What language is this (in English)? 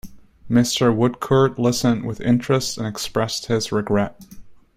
English